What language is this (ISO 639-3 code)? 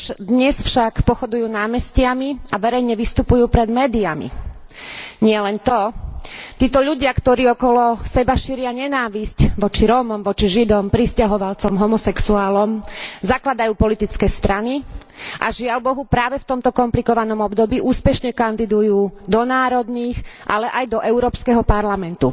slk